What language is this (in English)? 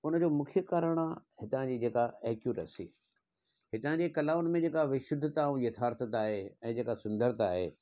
Sindhi